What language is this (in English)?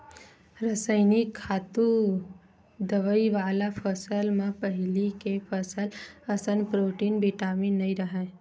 Chhattisgarhi